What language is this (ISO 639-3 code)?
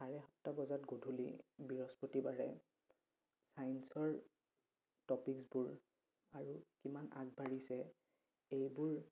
asm